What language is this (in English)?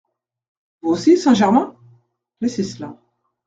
French